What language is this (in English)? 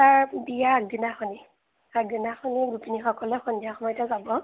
Assamese